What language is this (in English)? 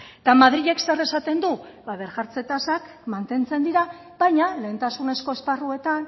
Basque